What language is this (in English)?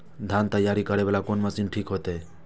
Maithili